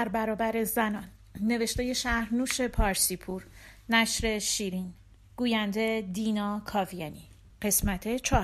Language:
Persian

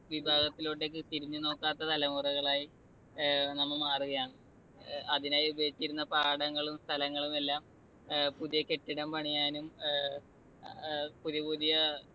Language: Malayalam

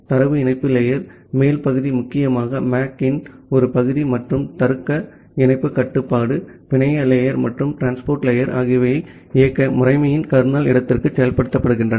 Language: Tamil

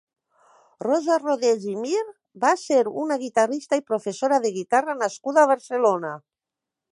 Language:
Catalan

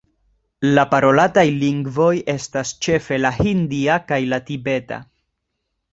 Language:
Esperanto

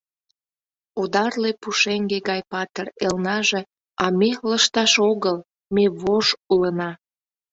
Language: Mari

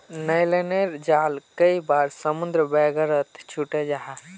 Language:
Magahi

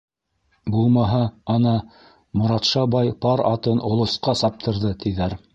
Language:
Bashkir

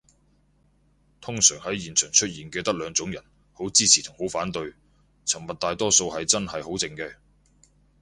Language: Cantonese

